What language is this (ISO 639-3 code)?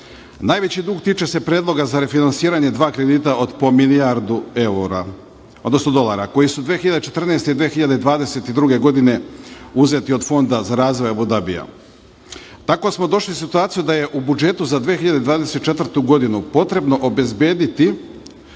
srp